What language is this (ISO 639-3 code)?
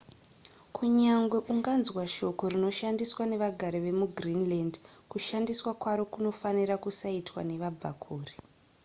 sna